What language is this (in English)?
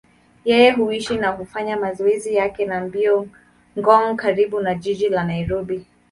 Swahili